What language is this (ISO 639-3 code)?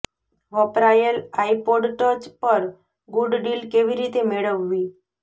guj